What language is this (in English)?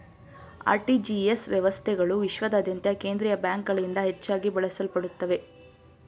Kannada